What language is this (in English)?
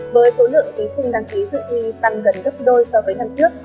Vietnamese